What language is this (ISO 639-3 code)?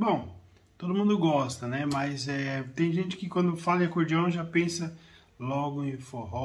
por